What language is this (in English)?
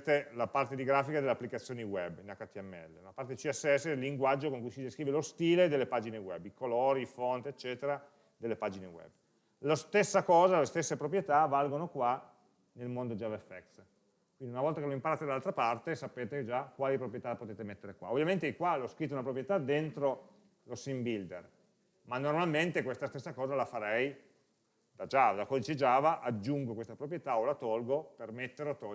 Italian